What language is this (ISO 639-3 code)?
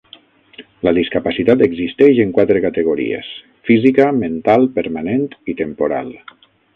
cat